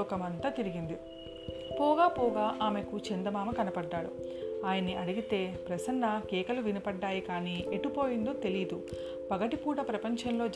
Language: Telugu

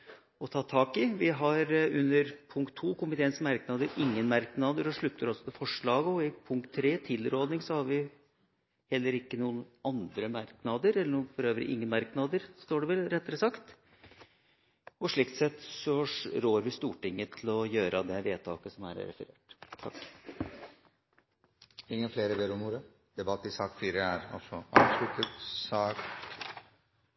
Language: Norwegian Bokmål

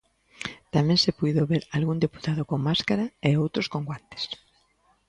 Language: Galician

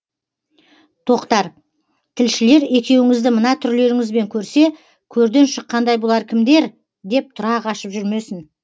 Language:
Kazakh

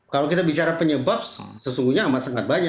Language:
Indonesian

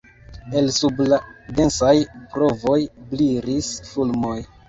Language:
Esperanto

